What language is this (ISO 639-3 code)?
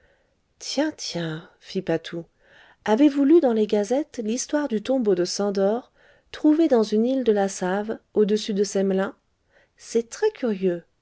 fra